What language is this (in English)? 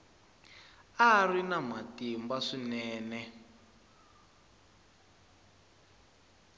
Tsonga